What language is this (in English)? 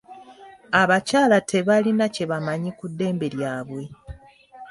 Ganda